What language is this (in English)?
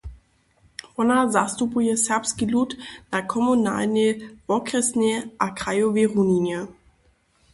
Upper Sorbian